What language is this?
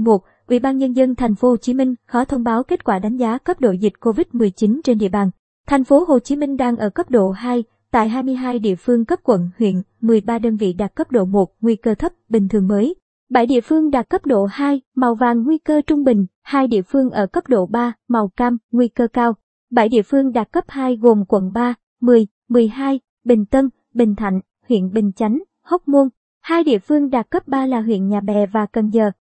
Vietnamese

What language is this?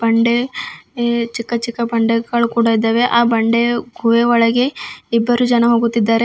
Kannada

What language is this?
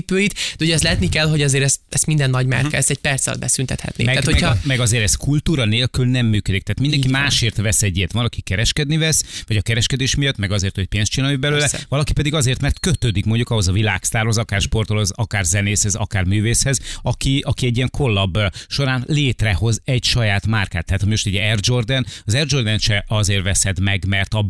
Hungarian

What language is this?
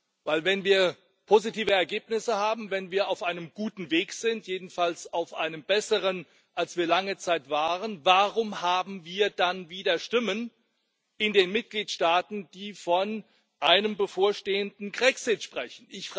German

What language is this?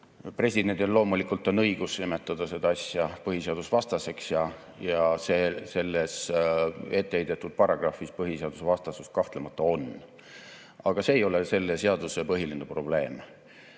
Estonian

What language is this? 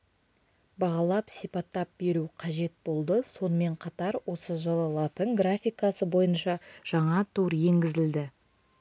Kazakh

